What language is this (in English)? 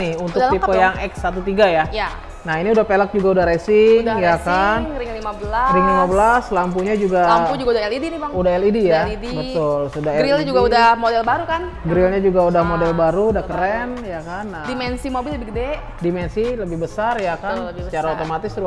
Indonesian